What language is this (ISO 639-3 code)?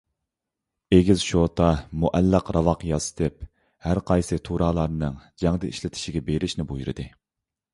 uig